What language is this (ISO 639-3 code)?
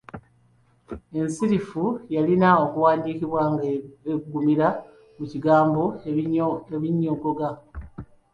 lug